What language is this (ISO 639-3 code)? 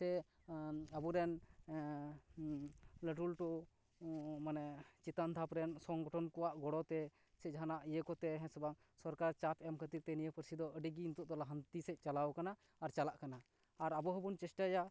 sat